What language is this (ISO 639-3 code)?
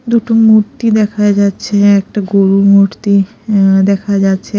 ben